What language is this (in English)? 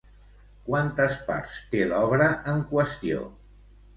Catalan